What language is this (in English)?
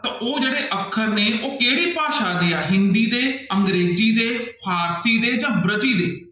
Punjabi